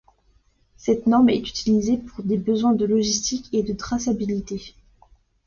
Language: French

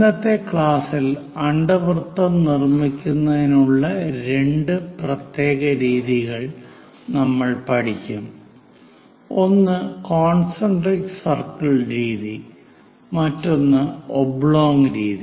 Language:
Malayalam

